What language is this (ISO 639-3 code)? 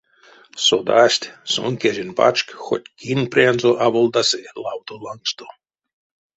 myv